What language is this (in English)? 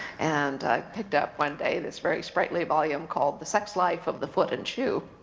English